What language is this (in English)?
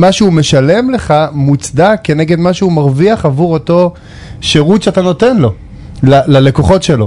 Hebrew